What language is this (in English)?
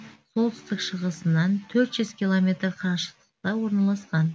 Kazakh